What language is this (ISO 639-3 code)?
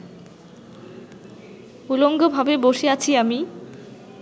ben